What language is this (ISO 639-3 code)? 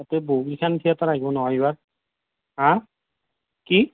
asm